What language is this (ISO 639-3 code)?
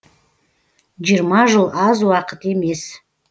kaz